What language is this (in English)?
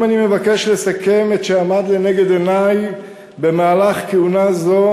Hebrew